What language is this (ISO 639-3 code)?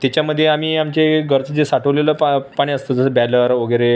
mar